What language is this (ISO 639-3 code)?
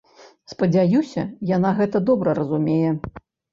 bel